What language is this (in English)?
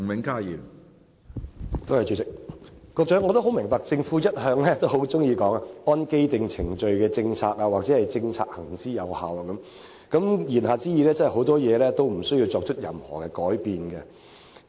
Cantonese